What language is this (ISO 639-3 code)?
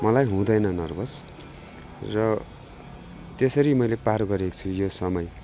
nep